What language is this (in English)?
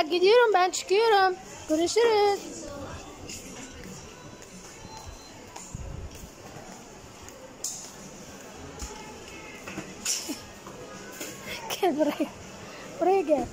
Arabic